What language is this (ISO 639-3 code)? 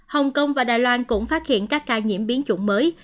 vie